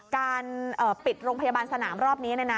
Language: Thai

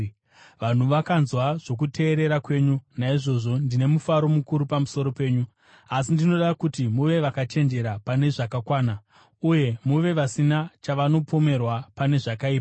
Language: Shona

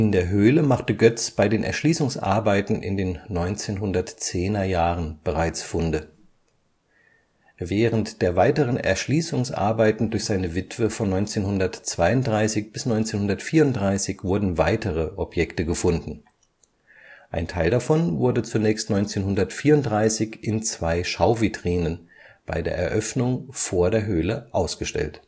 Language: German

